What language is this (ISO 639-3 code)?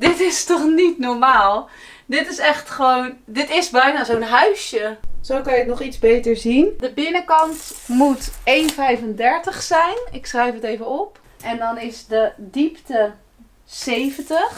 nld